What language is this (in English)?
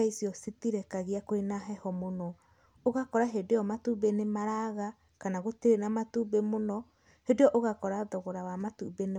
Kikuyu